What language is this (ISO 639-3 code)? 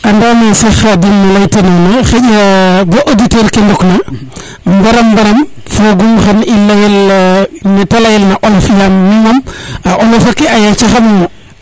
srr